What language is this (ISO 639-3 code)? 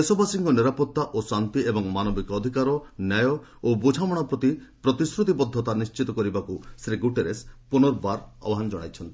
ori